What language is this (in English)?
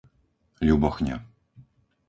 Slovak